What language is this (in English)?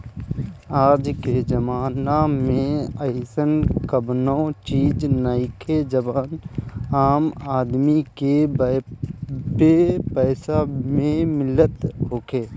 Bhojpuri